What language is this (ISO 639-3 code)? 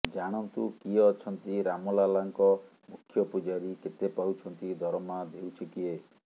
ori